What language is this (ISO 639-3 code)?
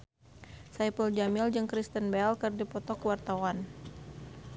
sun